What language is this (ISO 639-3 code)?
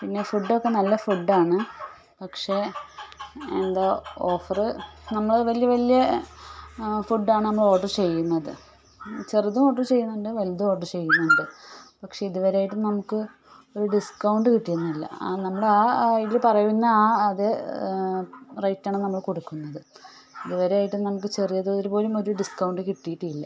mal